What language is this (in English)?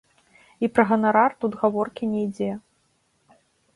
Belarusian